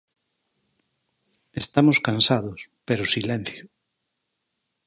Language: Galician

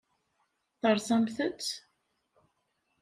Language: Kabyle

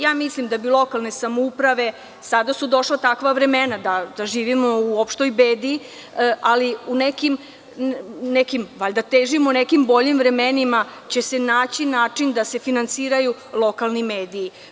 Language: Serbian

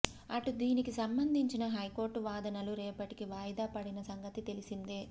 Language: Telugu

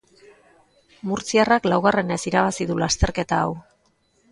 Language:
Basque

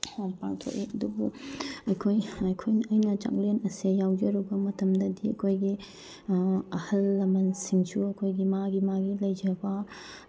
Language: Manipuri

